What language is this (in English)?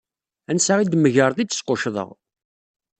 Kabyle